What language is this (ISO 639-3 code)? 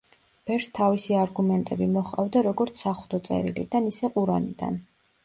kat